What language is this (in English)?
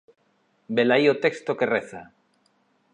Galician